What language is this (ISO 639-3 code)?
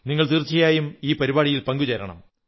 mal